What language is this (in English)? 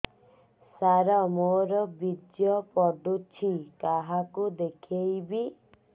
Odia